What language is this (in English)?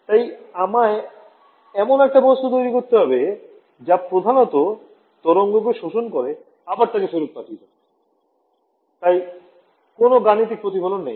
Bangla